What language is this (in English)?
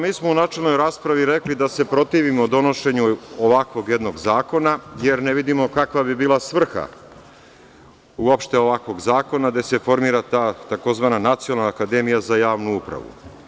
Serbian